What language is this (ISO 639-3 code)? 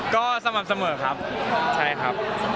tha